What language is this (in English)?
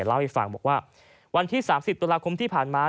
Thai